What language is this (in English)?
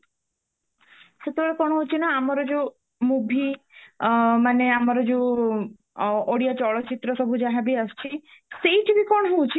Odia